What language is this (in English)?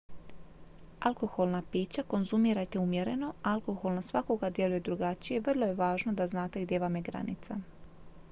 Croatian